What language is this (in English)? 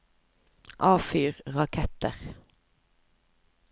Norwegian